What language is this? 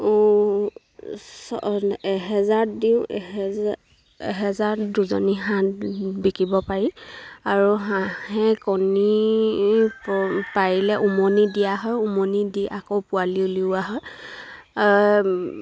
Assamese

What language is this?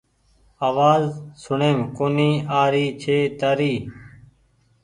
Goaria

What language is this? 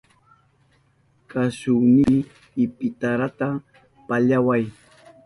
Southern Pastaza Quechua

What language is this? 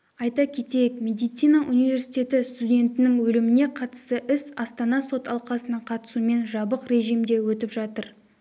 Kazakh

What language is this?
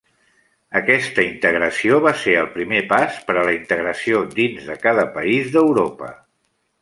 Catalan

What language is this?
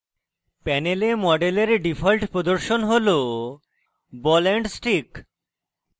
Bangla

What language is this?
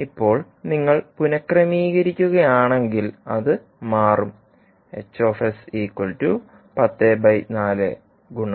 Malayalam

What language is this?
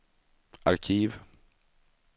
Swedish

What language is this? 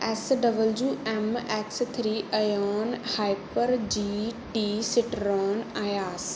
Punjabi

